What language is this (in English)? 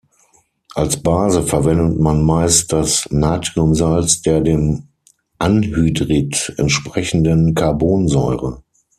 German